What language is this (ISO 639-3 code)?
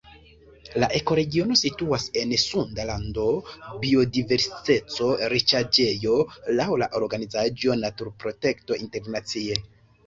epo